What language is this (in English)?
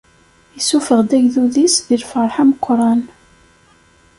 Kabyle